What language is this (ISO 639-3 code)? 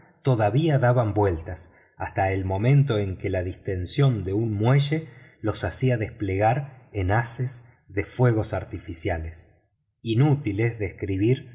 spa